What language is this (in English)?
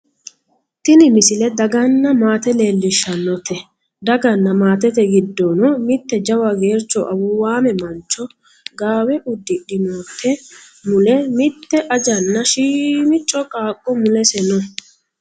Sidamo